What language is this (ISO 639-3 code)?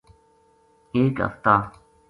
gju